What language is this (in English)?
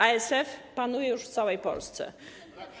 Polish